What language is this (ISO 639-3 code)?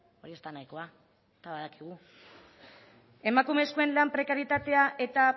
eus